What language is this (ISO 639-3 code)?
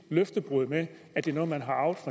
dan